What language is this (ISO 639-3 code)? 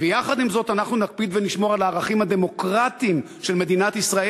heb